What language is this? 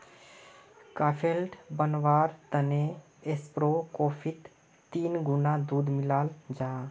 Magahi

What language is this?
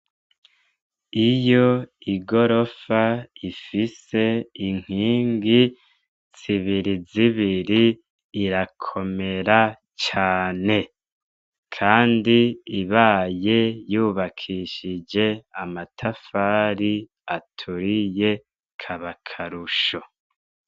Rundi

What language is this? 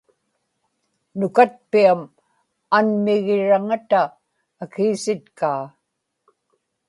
Inupiaq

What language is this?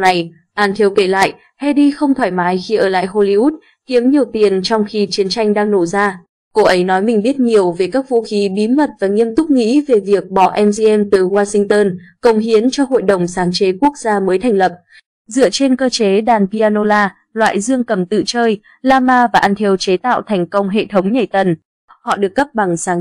Vietnamese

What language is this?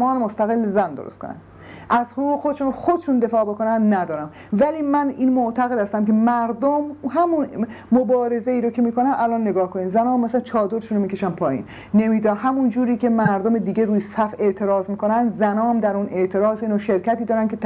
Persian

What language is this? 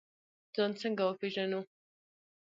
Pashto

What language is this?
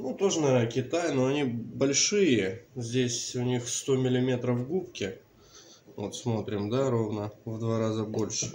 Russian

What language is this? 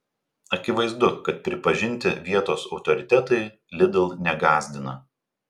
Lithuanian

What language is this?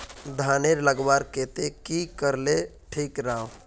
Magahi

